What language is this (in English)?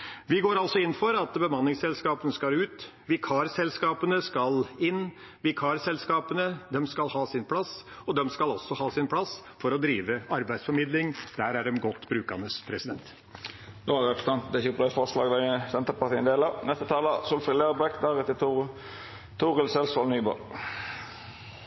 Norwegian